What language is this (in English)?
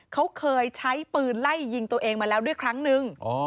Thai